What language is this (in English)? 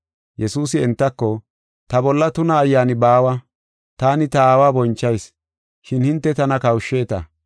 Gofa